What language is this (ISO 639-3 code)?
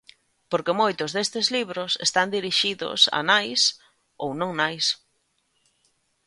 glg